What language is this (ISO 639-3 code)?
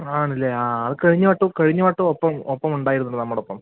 mal